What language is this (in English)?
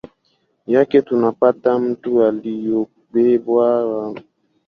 Swahili